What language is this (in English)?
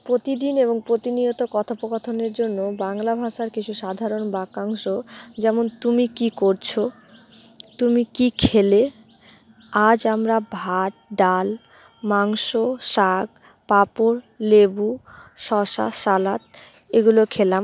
Bangla